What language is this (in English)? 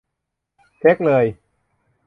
Thai